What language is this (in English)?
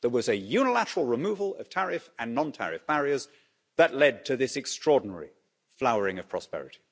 English